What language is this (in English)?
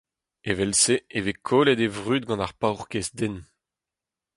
Breton